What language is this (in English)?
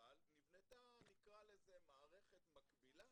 Hebrew